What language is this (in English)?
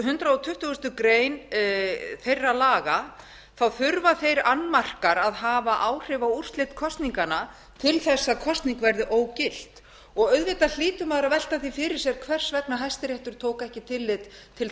Icelandic